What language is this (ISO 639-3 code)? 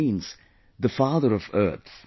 eng